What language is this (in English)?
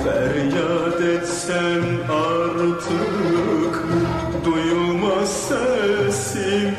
Turkish